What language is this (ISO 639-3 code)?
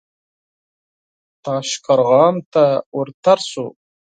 pus